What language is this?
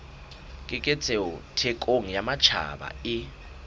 Southern Sotho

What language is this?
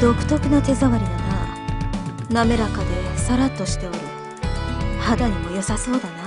Japanese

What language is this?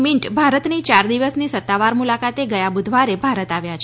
Gujarati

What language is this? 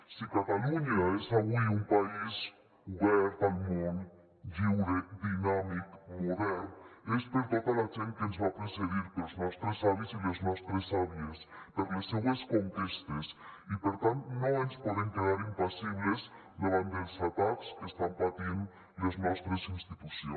Catalan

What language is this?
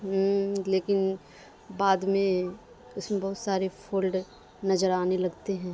Urdu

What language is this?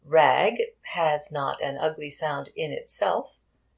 English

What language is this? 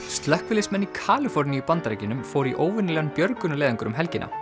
Icelandic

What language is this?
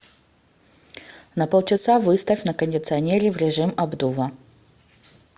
Russian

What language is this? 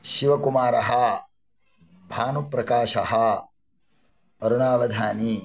Sanskrit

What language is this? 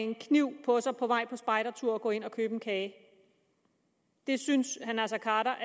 Danish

